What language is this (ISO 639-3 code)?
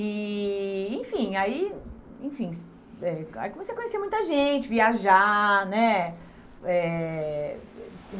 por